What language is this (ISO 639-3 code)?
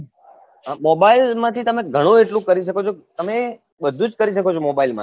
guj